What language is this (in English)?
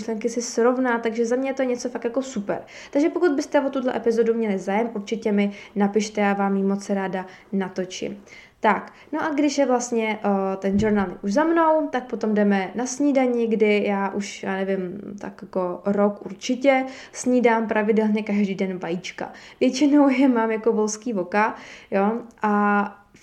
Czech